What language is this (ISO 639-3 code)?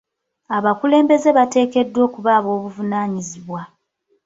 lug